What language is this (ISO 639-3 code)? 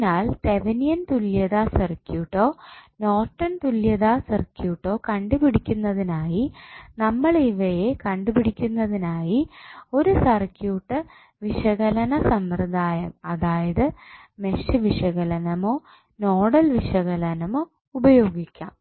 mal